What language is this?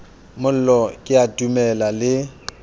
Southern Sotho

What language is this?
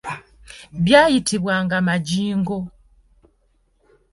Ganda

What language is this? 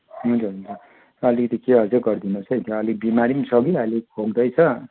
Nepali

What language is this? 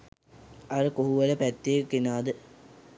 Sinhala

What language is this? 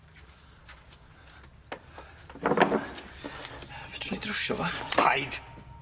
Welsh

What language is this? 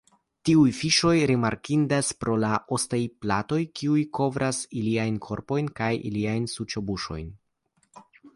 Esperanto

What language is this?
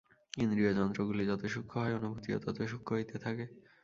Bangla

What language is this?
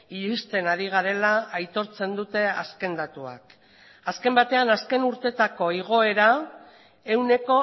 Basque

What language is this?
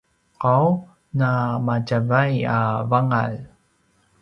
Paiwan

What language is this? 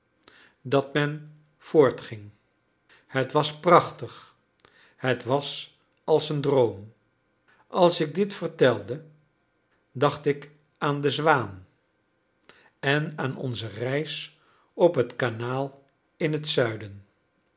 Dutch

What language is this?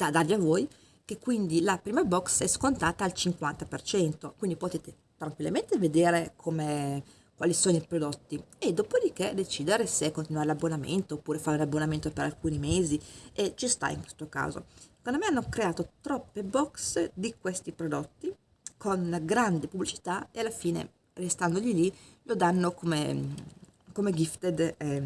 Italian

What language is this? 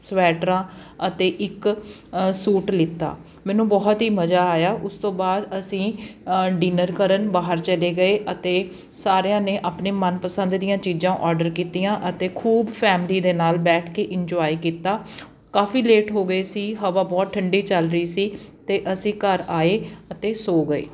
Punjabi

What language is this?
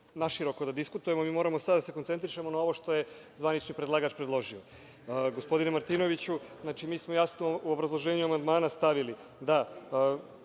Serbian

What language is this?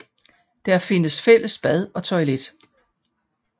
Danish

